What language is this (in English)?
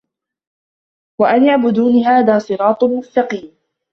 Arabic